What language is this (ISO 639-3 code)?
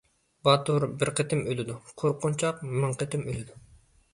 uig